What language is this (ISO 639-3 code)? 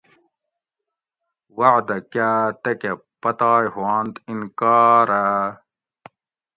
gwc